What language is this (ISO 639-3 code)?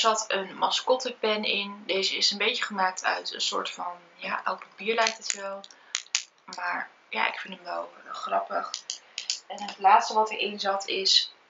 nld